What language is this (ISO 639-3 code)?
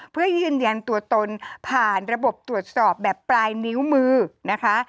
tha